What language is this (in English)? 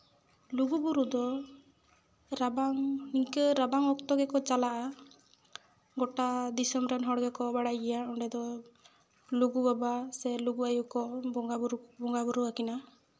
Santali